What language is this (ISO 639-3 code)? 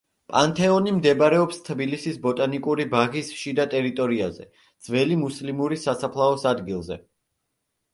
kat